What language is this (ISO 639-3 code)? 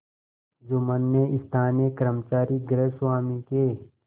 hin